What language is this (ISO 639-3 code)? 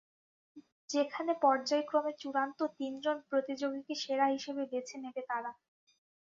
ben